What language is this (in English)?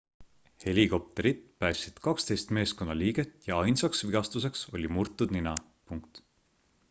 Estonian